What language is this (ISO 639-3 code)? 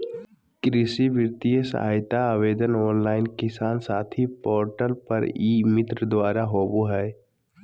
mag